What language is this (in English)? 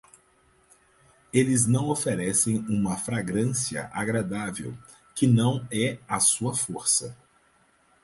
Portuguese